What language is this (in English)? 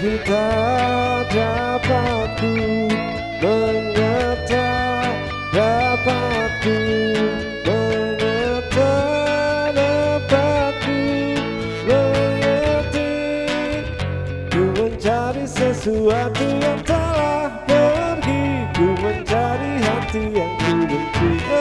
Indonesian